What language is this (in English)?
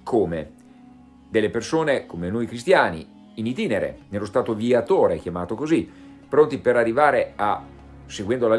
Italian